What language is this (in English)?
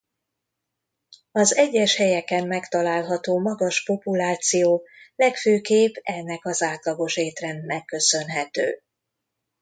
Hungarian